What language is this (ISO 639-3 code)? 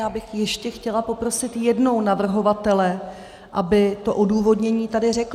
ces